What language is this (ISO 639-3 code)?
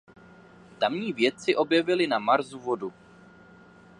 ces